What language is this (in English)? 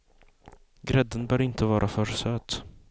Swedish